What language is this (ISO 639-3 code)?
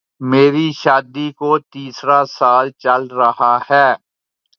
urd